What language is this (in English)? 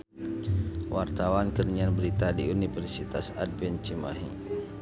Sundanese